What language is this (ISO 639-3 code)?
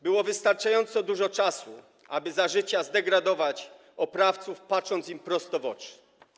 pol